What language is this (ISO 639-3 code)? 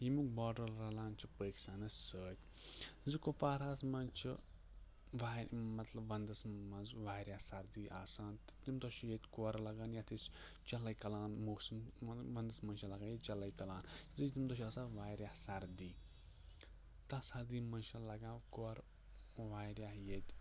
kas